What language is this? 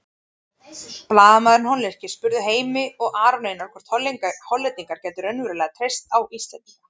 Icelandic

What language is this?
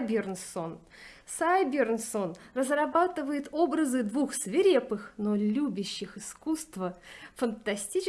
Russian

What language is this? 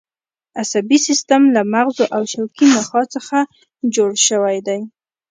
Pashto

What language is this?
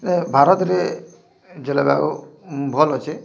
Odia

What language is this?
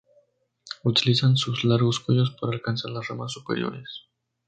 Spanish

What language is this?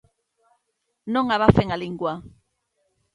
Galician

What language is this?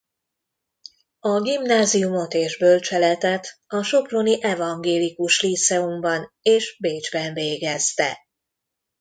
Hungarian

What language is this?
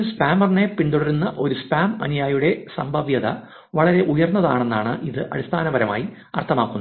Malayalam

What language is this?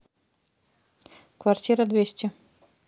Russian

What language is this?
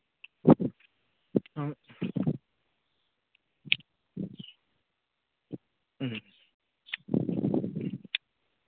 Manipuri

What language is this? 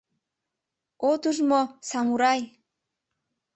Mari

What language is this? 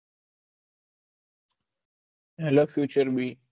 Gujarati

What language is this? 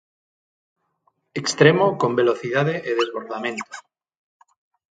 Galician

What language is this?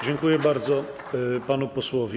Polish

